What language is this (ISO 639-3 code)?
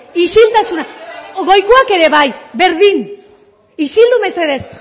eus